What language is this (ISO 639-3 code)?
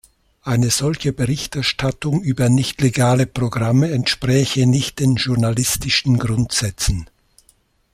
deu